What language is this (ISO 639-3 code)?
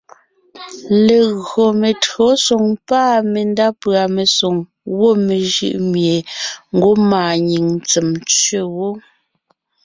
nnh